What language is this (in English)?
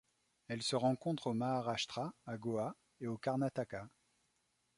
French